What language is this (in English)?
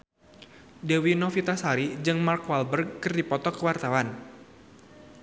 Sundanese